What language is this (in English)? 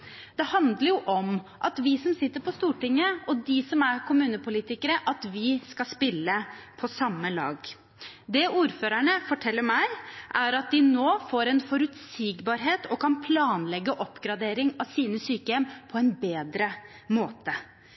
Norwegian Bokmål